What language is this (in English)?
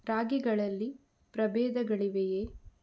Kannada